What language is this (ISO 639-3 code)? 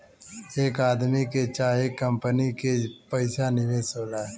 bho